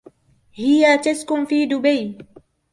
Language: Arabic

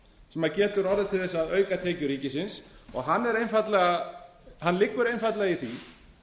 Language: Icelandic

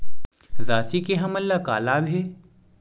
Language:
Chhattisgarhi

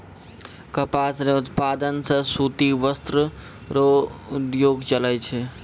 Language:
Maithili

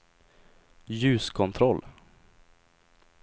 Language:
Swedish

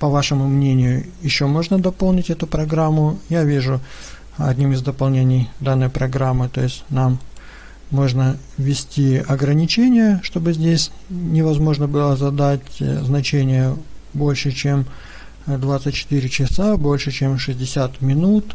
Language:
Russian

